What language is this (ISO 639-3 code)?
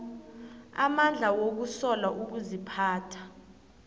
nbl